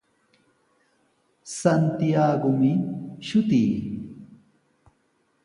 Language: Sihuas Ancash Quechua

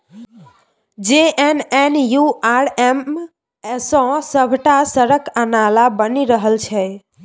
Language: Maithili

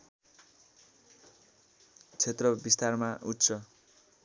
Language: Nepali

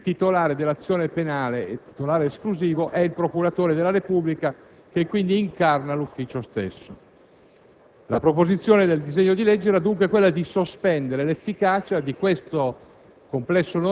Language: Italian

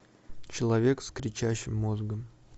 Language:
Russian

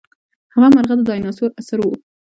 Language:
Pashto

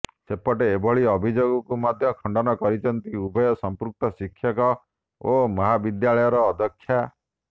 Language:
Odia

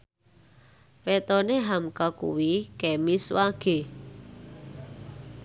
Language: Javanese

